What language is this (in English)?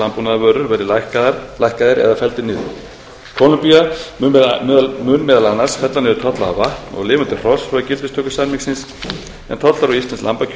Icelandic